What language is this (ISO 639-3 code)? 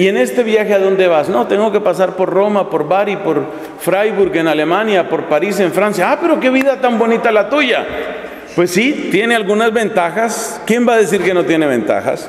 spa